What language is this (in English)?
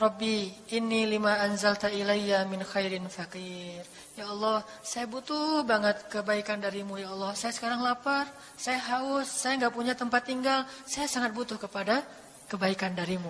Indonesian